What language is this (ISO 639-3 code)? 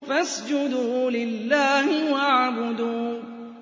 ara